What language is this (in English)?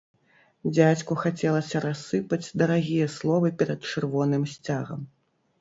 Belarusian